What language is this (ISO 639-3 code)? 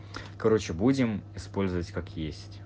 rus